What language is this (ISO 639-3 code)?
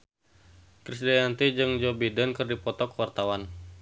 sun